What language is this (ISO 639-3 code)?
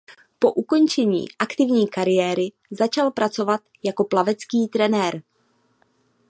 ces